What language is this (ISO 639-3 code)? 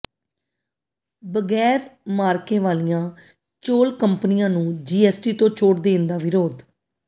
pan